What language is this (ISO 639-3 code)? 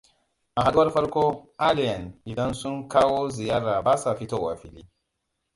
hau